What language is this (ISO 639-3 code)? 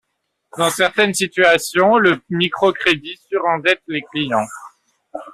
fra